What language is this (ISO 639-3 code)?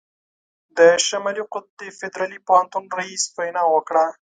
pus